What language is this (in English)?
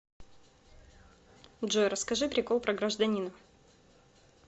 Russian